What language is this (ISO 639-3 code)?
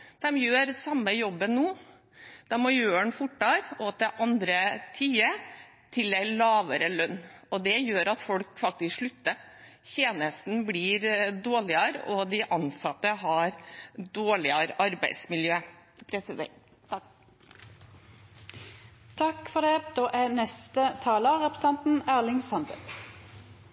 nor